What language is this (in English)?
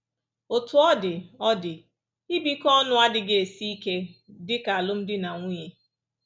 Igbo